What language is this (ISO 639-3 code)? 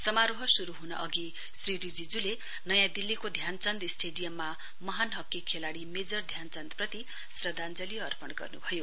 nep